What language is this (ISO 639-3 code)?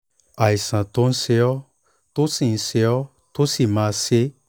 yor